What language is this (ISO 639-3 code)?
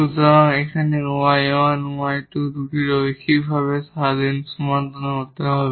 ben